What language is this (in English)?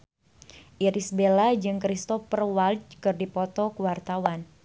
Sundanese